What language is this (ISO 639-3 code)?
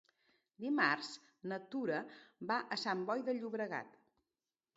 cat